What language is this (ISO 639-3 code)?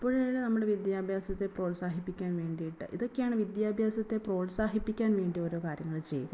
mal